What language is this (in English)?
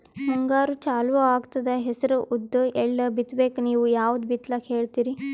Kannada